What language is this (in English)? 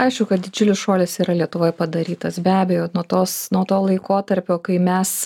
Lithuanian